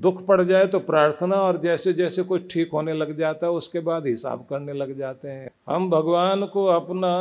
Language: Hindi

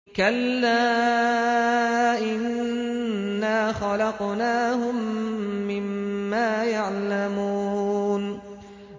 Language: Arabic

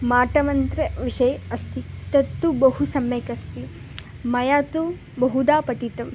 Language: Sanskrit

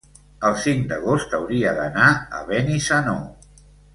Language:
Catalan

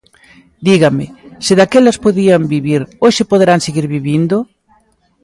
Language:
Galician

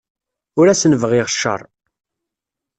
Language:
Kabyle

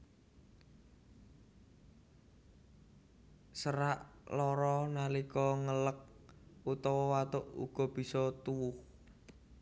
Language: Javanese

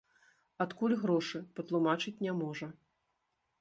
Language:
Belarusian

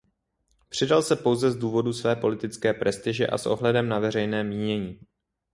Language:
Czech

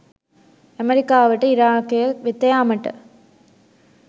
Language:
Sinhala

